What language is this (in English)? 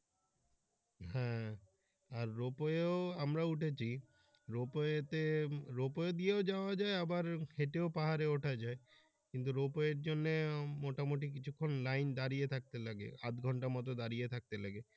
Bangla